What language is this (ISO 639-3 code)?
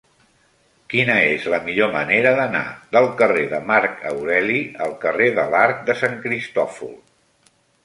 cat